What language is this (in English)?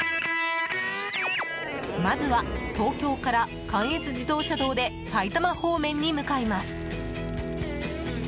Japanese